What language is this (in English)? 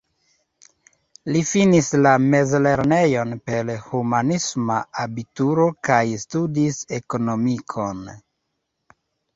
Esperanto